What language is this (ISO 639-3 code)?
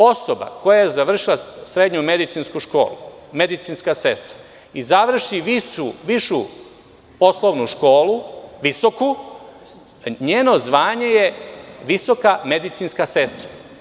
srp